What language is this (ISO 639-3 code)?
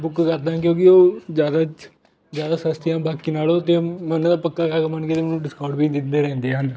pan